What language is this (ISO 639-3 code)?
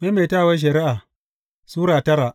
hau